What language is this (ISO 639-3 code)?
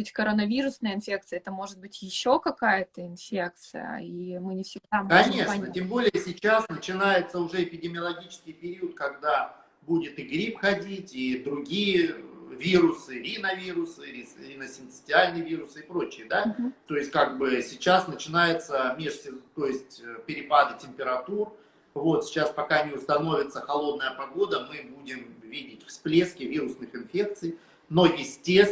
rus